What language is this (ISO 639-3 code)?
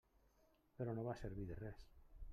cat